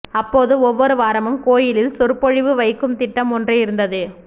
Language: Tamil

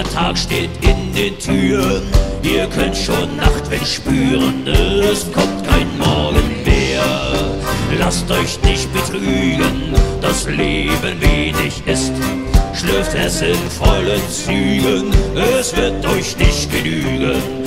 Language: German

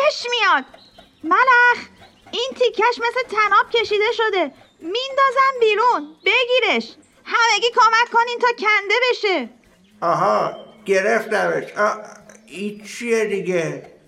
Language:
Persian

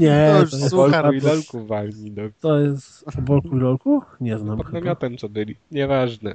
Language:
Polish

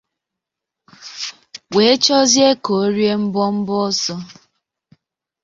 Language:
Igbo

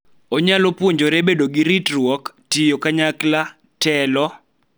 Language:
Luo (Kenya and Tanzania)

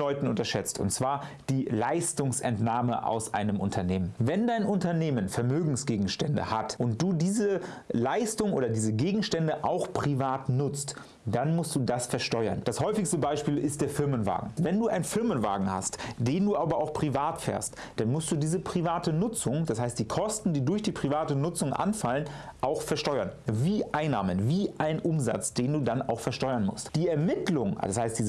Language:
German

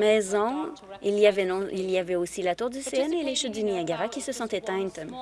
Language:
French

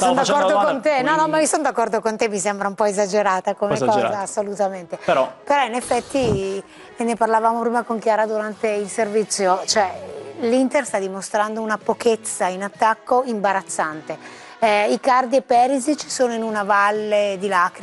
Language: Italian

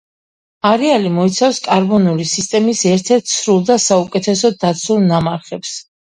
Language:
Georgian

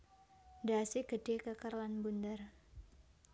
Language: Javanese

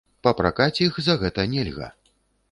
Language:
Belarusian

